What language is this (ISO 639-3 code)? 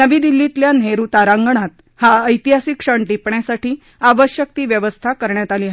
mar